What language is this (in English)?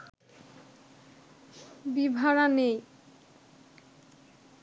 Bangla